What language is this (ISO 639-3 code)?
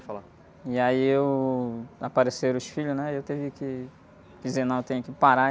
por